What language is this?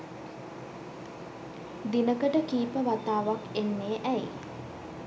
Sinhala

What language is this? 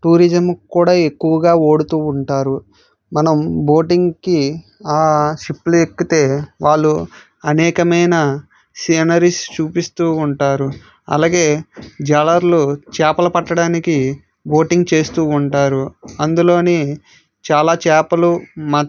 Telugu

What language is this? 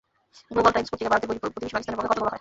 Bangla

